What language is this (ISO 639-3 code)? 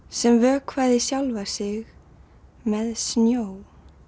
isl